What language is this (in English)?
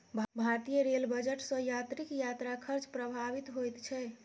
Maithili